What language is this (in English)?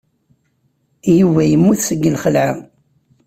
Kabyle